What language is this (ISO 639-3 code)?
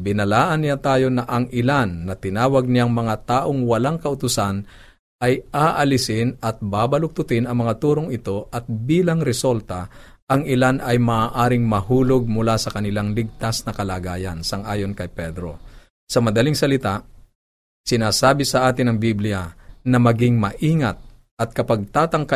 fil